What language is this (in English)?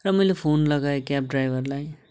Nepali